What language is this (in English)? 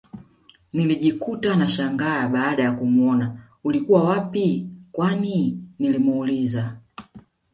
Swahili